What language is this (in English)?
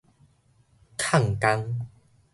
Min Nan Chinese